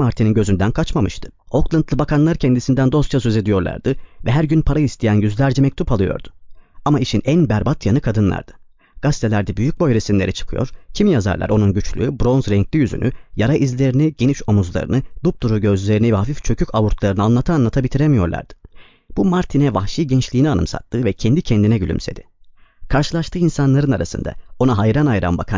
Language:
Turkish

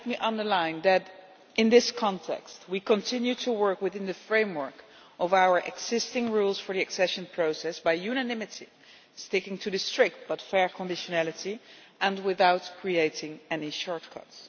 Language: English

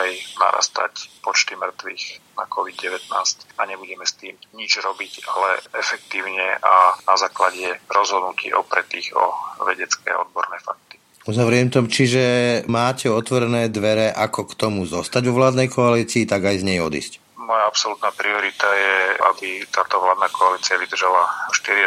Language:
Slovak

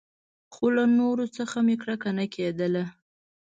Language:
Pashto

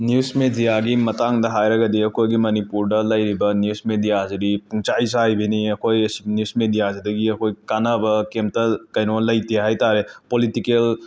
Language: Manipuri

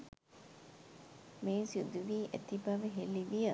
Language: Sinhala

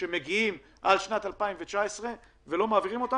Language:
Hebrew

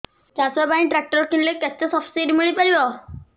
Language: Odia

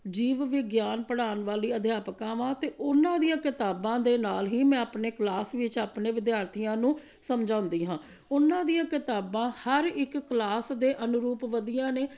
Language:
Punjabi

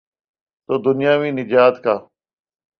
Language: Urdu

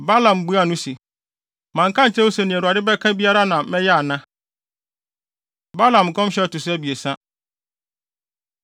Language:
Akan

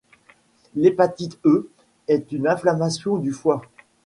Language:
French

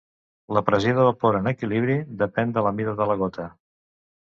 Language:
Catalan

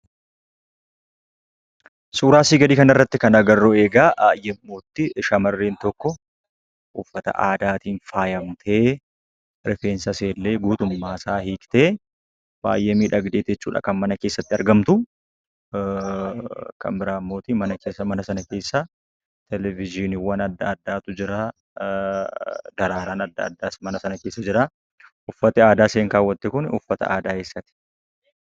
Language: Oromo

